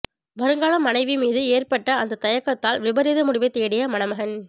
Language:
Tamil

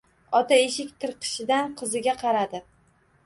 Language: Uzbek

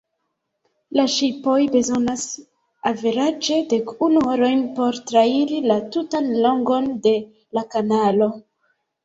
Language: Esperanto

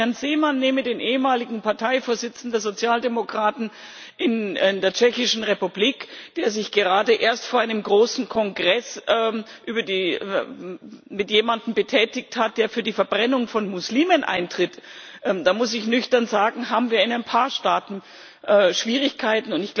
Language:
German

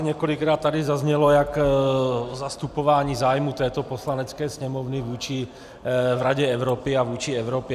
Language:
Czech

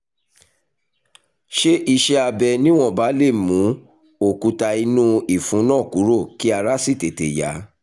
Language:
Yoruba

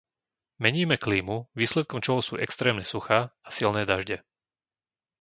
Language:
Slovak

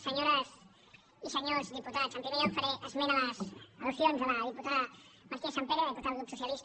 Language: Catalan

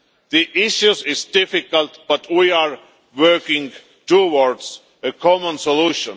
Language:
English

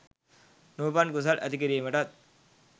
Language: Sinhala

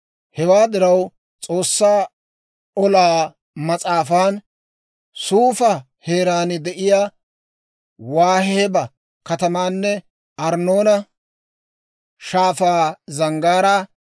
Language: Dawro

